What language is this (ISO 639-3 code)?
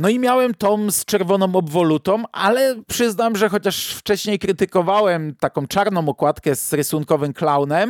pol